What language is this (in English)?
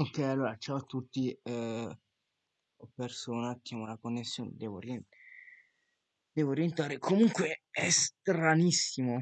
Italian